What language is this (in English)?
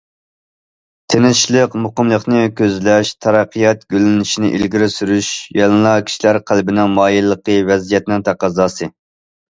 Uyghur